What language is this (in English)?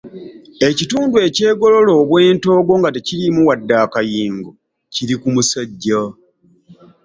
Ganda